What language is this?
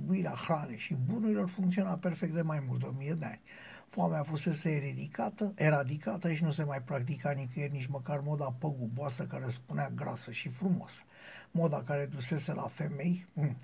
Romanian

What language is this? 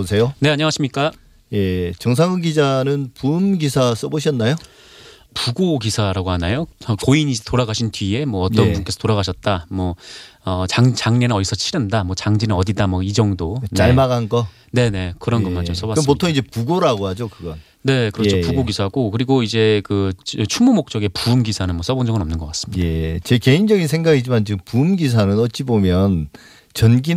Korean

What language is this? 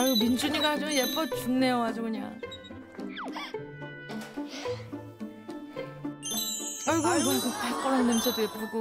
Korean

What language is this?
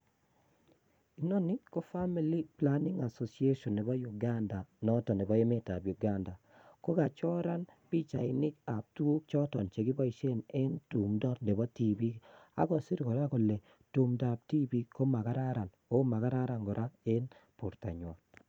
Kalenjin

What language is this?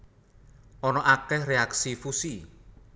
Javanese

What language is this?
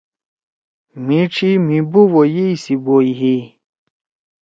Torwali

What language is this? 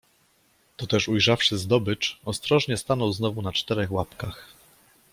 Polish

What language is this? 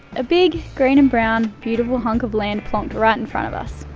English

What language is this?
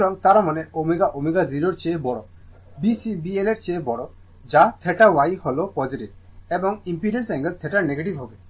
Bangla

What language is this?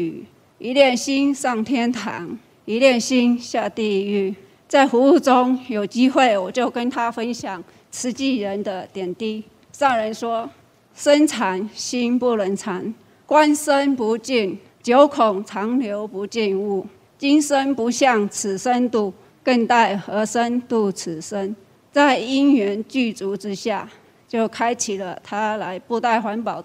Chinese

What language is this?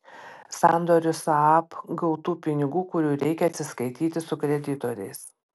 Lithuanian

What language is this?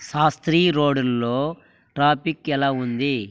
Telugu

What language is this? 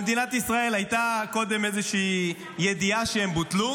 Hebrew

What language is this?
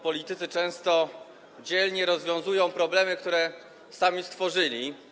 Polish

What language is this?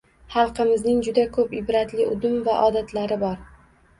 Uzbek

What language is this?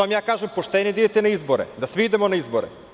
Serbian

